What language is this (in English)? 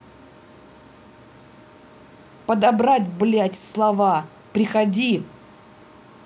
Russian